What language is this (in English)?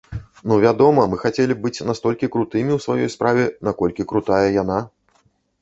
Belarusian